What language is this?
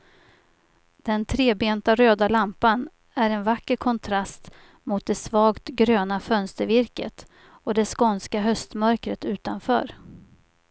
Swedish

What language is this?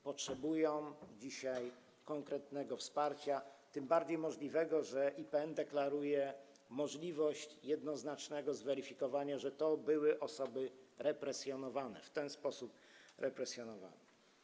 Polish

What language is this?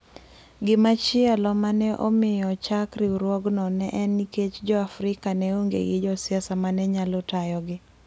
Luo (Kenya and Tanzania)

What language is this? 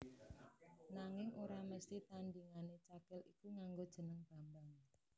Javanese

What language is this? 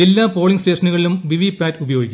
Malayalam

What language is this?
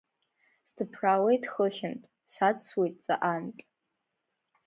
Abkhazian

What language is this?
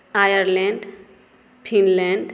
Maithili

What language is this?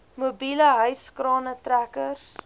Afrikaans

